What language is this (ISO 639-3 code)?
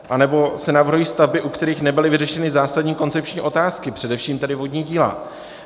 ces